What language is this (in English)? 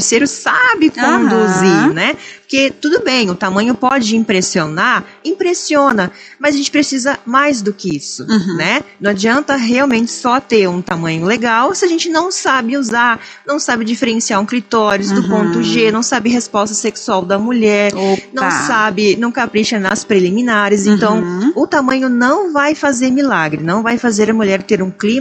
Portuguese